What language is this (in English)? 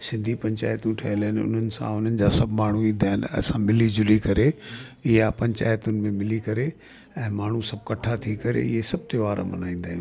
Sindhi